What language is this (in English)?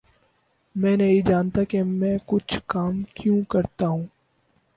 Urdu